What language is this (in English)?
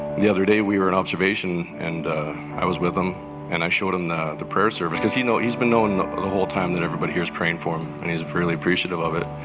English